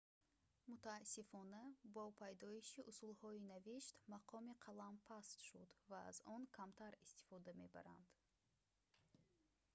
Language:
Tajik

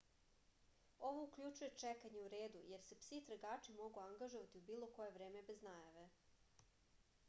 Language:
Serbian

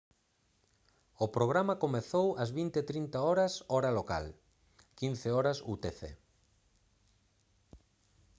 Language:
Galician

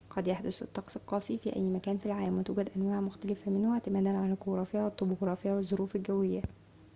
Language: Arabic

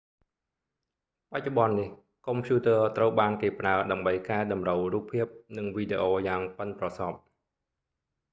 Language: Khmer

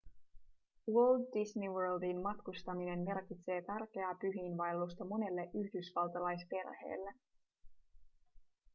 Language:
Finnish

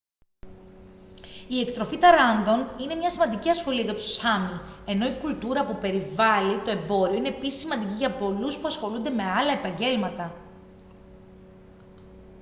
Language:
Greek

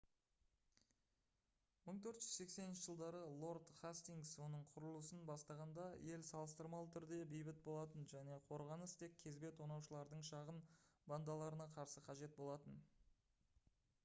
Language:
Kazakh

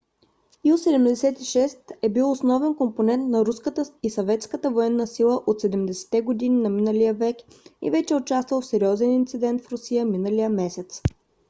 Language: Bulgarian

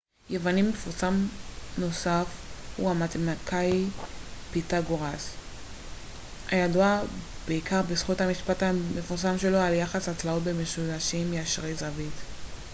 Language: Hebrew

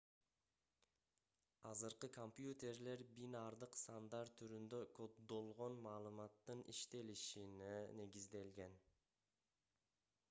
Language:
Kyrgyz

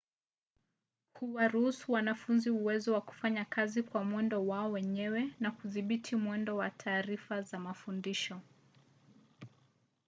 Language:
Swahili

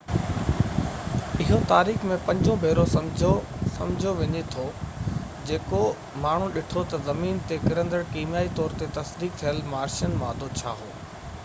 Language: Sindhi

